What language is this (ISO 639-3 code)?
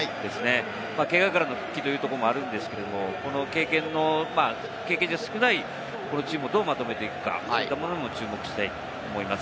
jpn